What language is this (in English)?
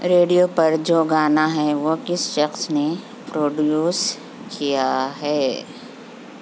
Urdu